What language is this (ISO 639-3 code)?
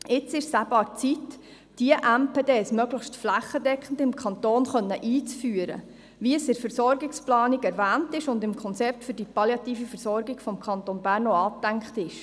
gsw